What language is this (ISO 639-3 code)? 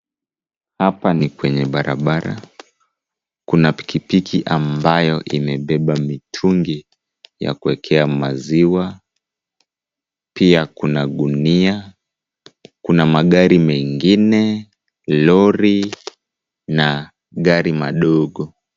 swa